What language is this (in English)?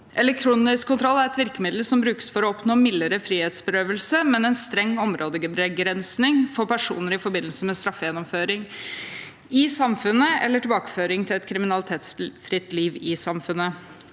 Norwegian